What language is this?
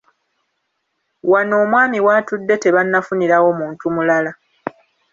Ganda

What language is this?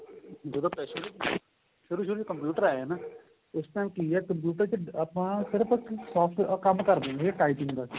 Punjabi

